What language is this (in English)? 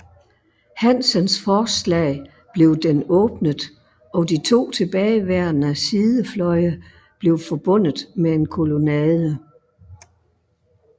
Danish